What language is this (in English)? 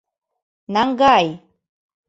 Mari